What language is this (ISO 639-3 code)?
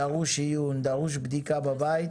heb